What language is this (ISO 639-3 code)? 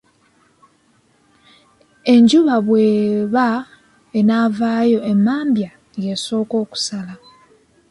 lug